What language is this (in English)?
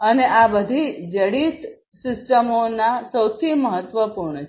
Gujarati